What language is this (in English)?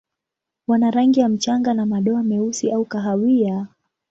Swahili